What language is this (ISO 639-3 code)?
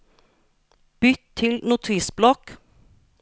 nor